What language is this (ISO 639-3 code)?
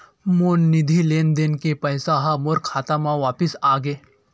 hne